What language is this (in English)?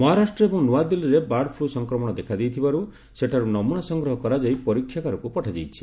Odia